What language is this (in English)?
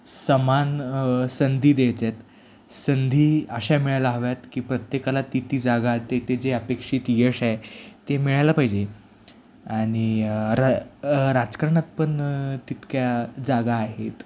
Marathi